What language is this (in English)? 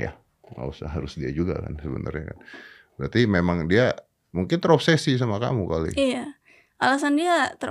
Indonesian